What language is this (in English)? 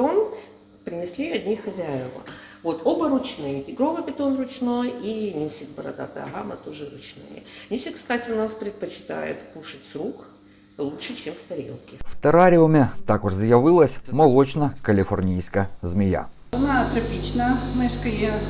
Ukrainian